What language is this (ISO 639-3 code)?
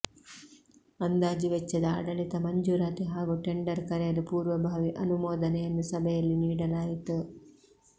kan